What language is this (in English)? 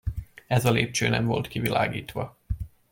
Hungarian